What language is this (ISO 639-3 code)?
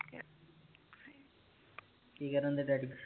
pan